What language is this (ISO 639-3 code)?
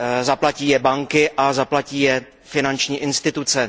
ces